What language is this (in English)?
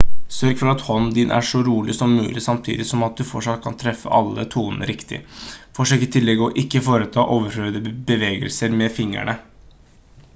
Norwegian Bokmål